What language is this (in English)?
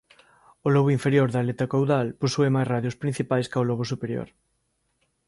Galician